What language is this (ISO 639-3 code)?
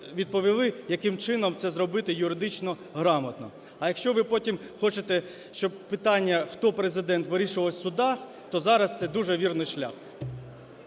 ukr